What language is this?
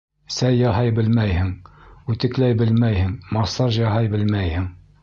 Bashkir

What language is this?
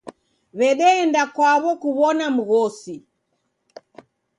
Taita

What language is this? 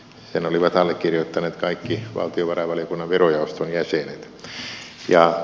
Finnish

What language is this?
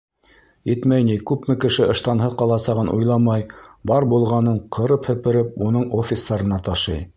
Bashkir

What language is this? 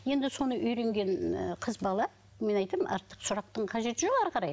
Kazakh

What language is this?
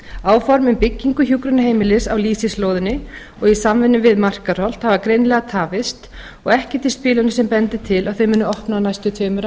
Icelandic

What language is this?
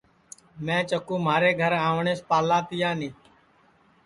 Sansi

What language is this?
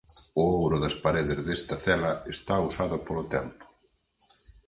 Galician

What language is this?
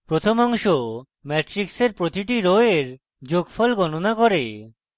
Bangla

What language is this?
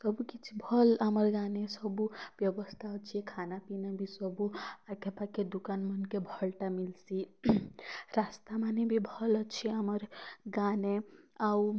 Odia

